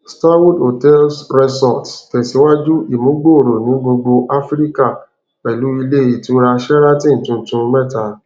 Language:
Yoruba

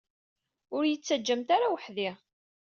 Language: Kabyle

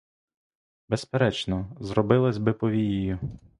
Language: Ukrainian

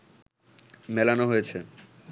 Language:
Bangla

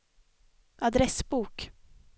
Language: Swedish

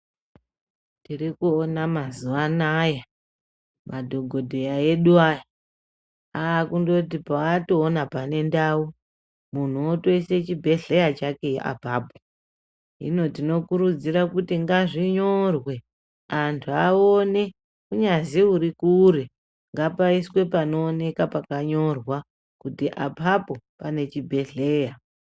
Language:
Ndau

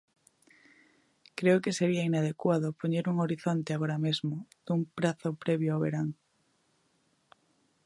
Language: Galician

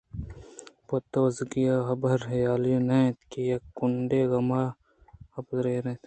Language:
Eastern Balochi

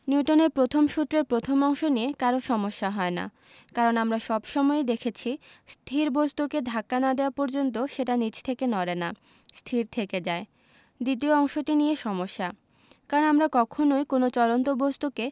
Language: Bangla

